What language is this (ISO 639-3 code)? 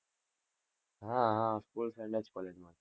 guj